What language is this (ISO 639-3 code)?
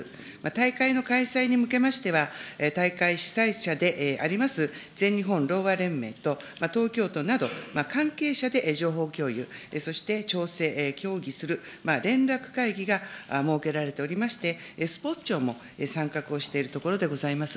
jpn